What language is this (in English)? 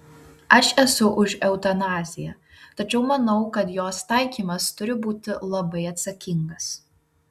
Lithuanian